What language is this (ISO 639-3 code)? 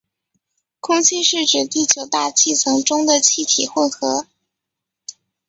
zho